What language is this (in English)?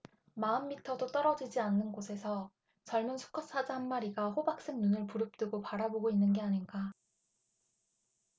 Korean